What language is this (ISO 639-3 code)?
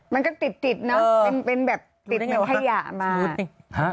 tha